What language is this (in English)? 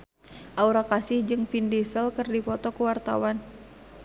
Sundanese